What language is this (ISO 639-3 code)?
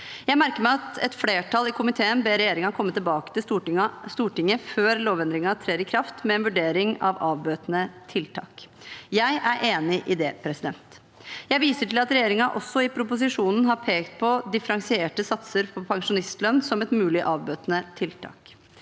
nor